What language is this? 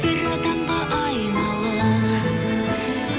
Kazakh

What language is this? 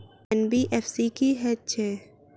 Maithili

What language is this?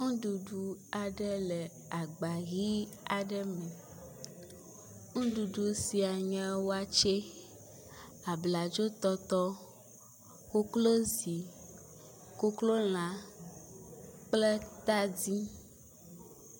Ewe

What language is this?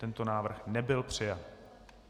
Czech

